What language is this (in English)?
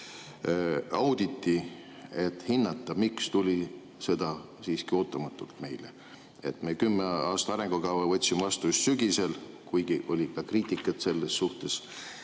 Estonian